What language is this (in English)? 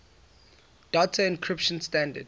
English